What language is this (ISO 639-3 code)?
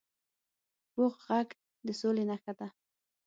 pus